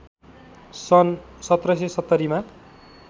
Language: Nepali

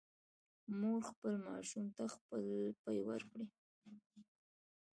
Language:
Pashto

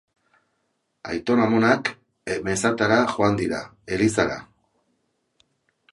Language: Basque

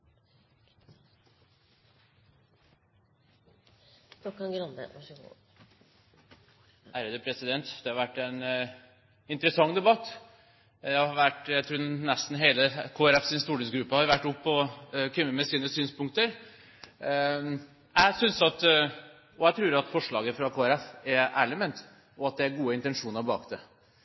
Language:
Norwegian Bokmål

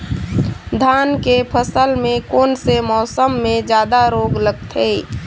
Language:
Chhattisgarhi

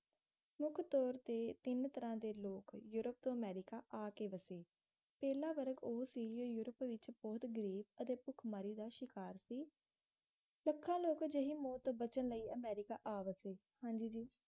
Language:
Punjabi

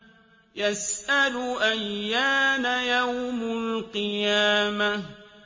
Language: Arabic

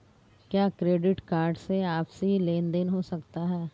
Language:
Hindi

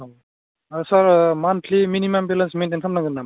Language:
Bodo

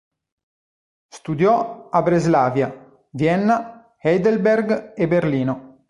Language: Italian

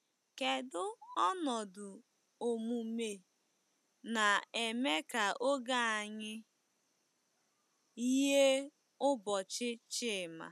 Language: Igbo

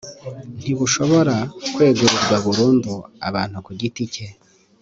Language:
Kinyarwanda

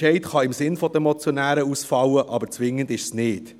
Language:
Swiss German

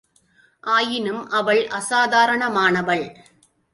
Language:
Tamil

